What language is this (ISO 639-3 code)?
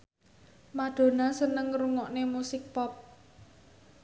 jav